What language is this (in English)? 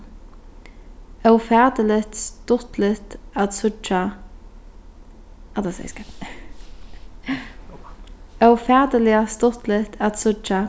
Faroese